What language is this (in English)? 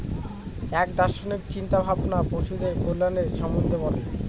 Bangla